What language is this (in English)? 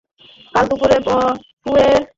Bangla